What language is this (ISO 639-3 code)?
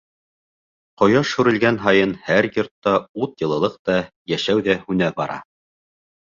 bak